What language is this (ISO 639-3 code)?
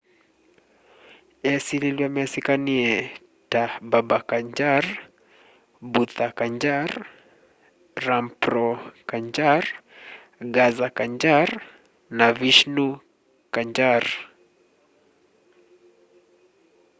kam